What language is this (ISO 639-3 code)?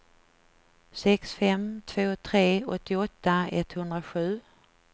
swe